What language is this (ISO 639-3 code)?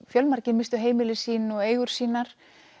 isl